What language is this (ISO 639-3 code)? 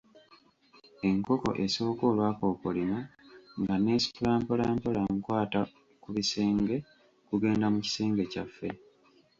lug